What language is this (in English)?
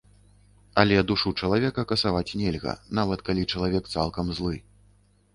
Belarusian